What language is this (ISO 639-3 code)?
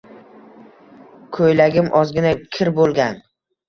uzb